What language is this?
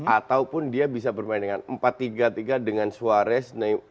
Indonesian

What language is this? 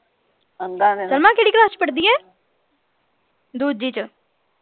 Punjabi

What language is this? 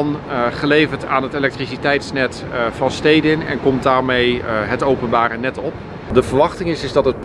Dutch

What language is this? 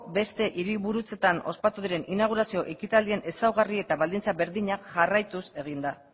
Basque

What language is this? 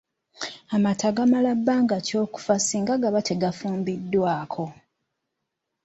Ganda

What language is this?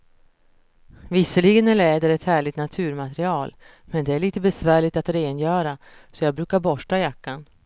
Swedish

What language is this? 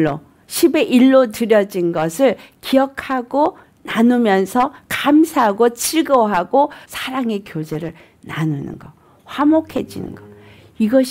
Korean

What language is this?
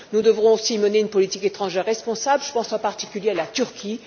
French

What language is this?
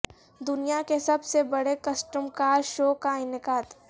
Urdu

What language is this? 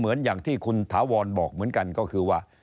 Thai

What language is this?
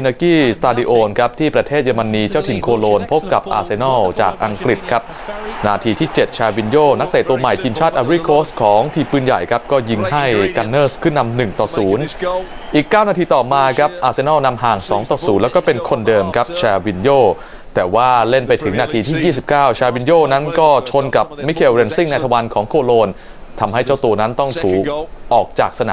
Thai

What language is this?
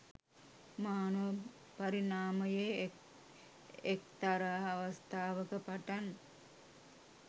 Sinhala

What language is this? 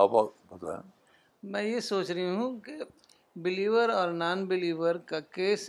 Urdu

